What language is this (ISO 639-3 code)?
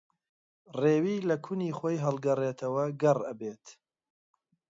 ckb